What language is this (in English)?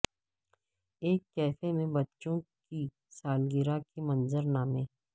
Urdu